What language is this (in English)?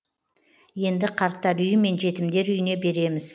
Kazakh